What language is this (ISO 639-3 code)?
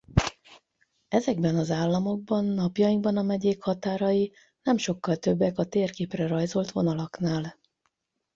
hun